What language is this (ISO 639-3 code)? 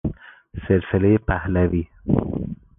fas